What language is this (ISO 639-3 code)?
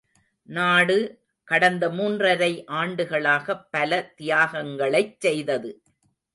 tam